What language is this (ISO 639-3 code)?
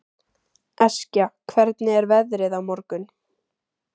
isl